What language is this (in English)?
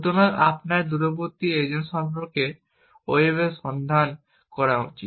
Bangla